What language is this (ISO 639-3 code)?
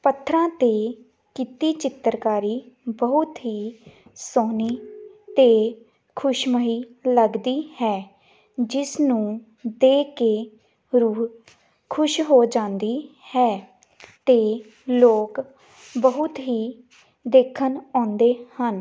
pan